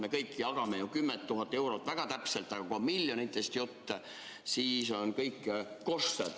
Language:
Estonian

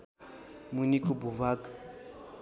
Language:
Nepali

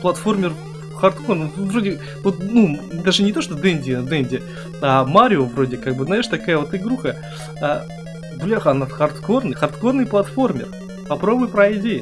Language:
Russian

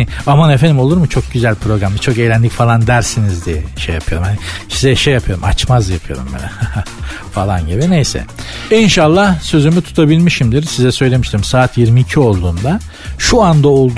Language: Turkish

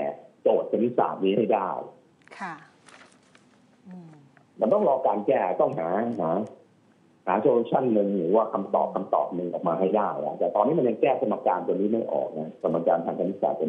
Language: Thai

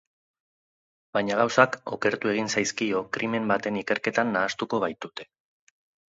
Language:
Basque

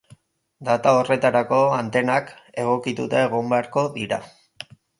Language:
Basque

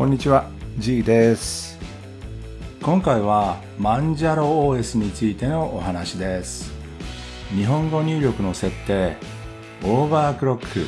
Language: Japanese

